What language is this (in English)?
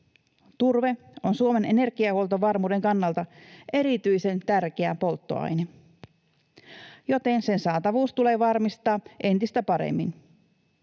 Finnish